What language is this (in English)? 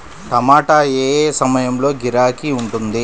Telugu